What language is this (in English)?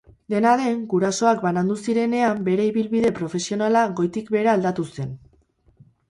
Basque